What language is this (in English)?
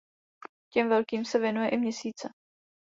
Czech